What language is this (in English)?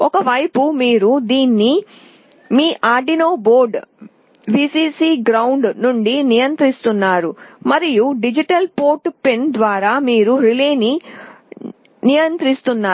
Telugu